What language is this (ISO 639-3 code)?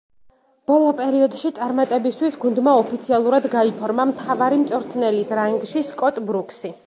kat